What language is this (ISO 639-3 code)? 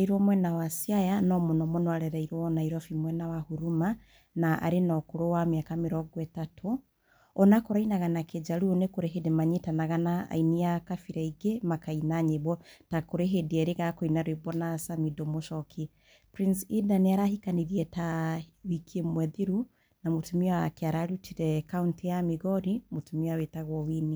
kik